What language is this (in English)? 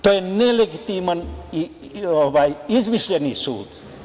Serbian